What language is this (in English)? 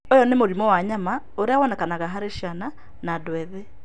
Kikuyu